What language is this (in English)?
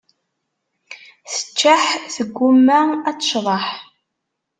Kabyle